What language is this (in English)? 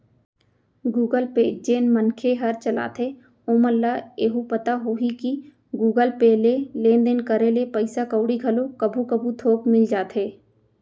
Chhattisgarhi